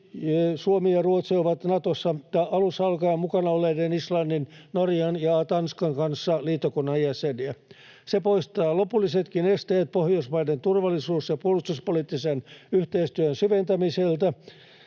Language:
Finnish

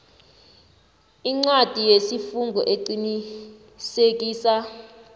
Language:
South Ndebele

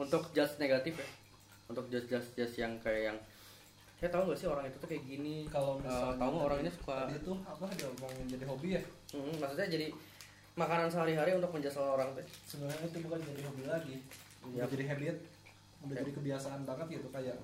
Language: Indonesian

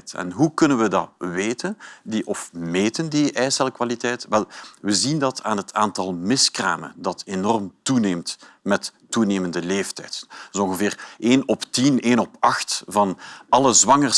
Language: Dutch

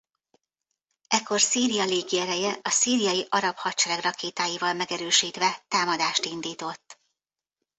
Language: Hungarian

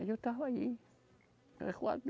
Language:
Portuguese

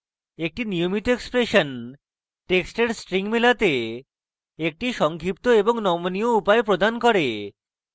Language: Bangla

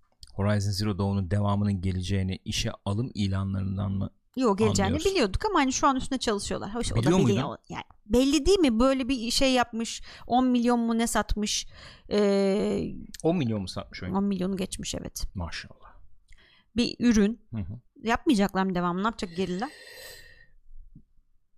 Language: Turkish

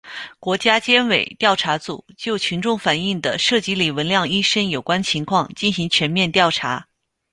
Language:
Chinese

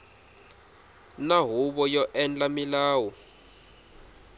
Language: Tsonga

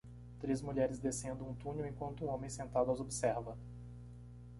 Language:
Portuguese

